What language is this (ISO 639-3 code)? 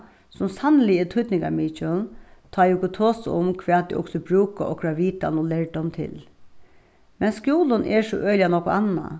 fao